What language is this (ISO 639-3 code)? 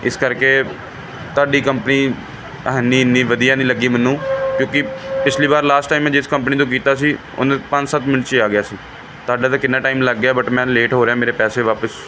pan